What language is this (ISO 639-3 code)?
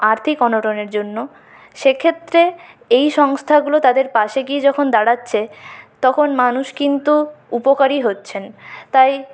ben